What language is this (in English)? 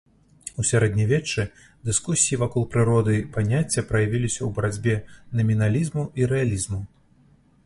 Belarusian